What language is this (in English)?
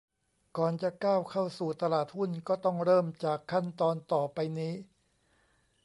Thai